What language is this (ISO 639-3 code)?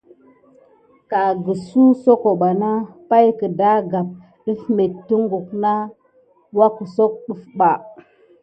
gid